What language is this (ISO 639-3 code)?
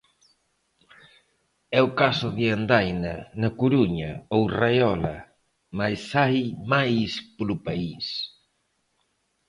glg